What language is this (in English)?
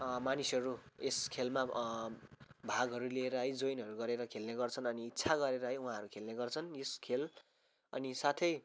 Nepali